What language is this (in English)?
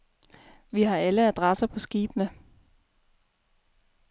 Danish